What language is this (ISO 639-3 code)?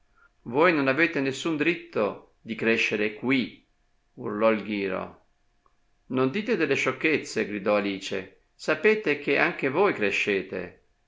ita